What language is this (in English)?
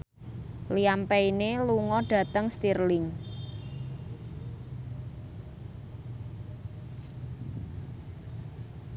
Javanese